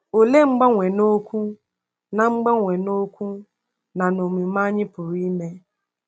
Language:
Igbo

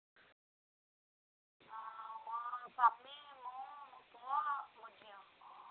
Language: Odia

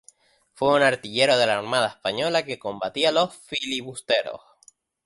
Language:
Spanish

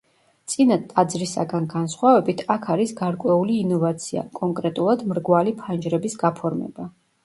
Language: Georgian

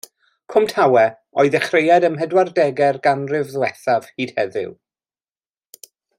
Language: Welsh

